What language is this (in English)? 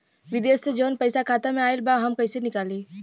Bhojpuri